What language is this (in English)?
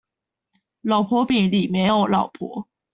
Chinese